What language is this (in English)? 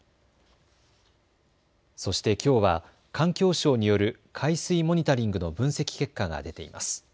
Japanese